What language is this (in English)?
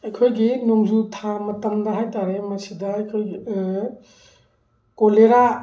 Manipuri